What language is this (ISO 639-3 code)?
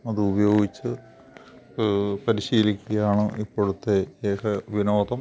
mal